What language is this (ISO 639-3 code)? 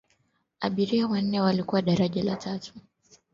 swa